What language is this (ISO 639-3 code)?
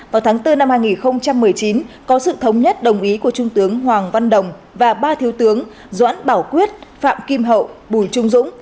vie